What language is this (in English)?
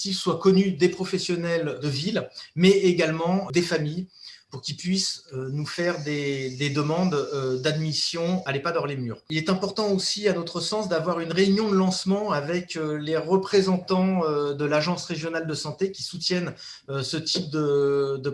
French